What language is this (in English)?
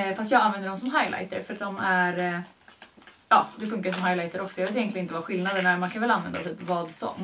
Swedish